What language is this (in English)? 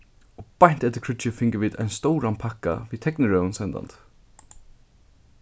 Faroese